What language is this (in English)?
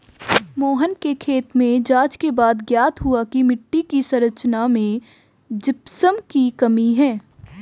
Hindi